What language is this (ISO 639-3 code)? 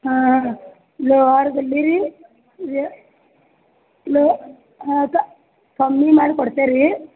kan